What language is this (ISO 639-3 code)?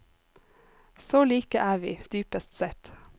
nor